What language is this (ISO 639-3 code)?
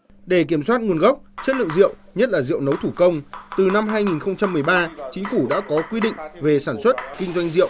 vie